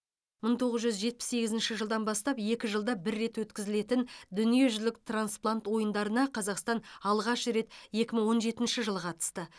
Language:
Kazakh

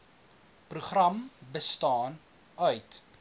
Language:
Afrikaans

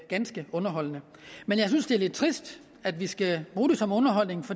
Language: Danish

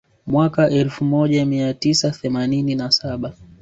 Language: Swahili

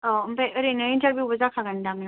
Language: Bodo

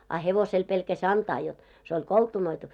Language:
Finnish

